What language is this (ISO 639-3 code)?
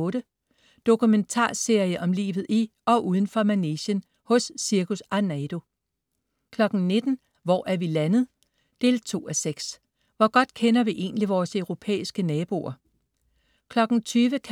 dan